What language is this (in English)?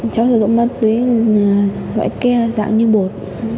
Vietnamese